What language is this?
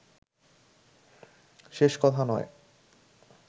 Bangla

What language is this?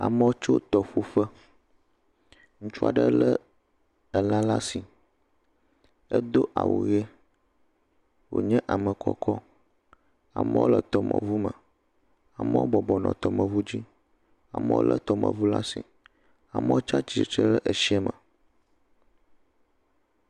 Ewe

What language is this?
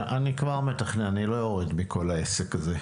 Hebrew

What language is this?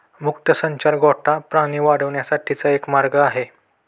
Marathi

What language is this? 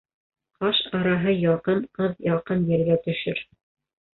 Bashkir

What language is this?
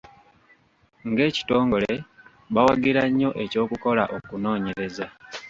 Ganda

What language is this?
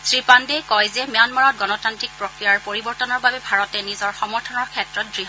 Assamese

